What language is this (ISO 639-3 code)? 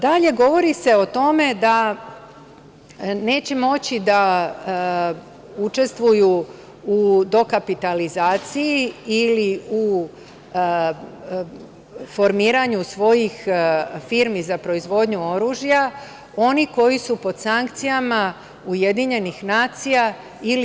srp